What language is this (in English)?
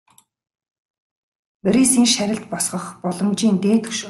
Mongolian